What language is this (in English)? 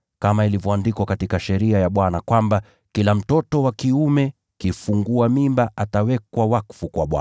Swahili